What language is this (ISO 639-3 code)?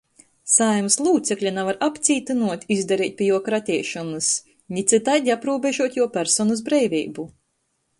ltg